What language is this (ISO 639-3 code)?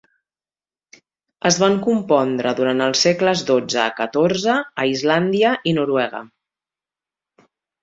cat